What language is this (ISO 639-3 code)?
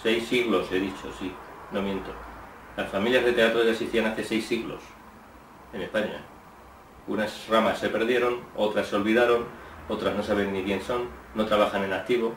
spa